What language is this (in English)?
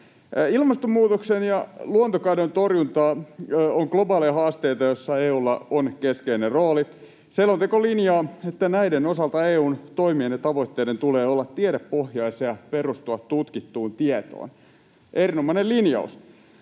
Finnish